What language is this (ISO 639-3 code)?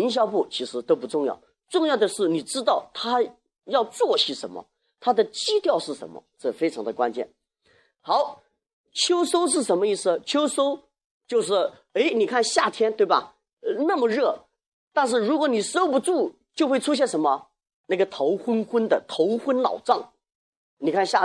zho